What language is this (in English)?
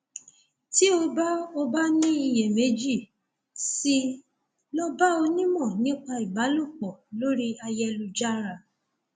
Yoruba